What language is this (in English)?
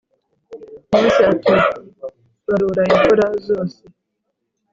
Kinyarwanda